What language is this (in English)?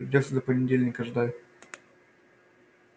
Russian